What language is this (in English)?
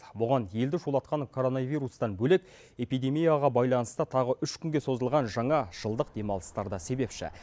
Kazakh